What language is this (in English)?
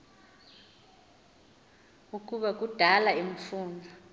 Xhosa